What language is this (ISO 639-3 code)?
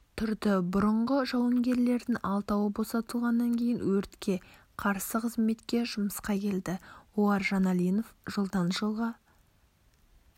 kaz